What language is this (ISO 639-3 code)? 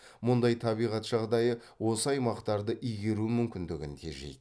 kaz